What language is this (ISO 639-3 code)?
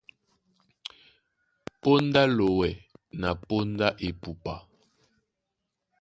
dua